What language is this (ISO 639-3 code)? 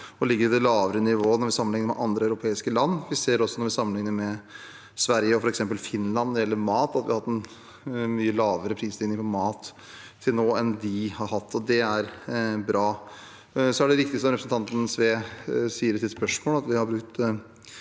nor